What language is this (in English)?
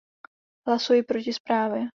Czech